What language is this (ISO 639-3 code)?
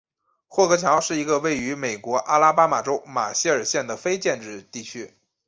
zho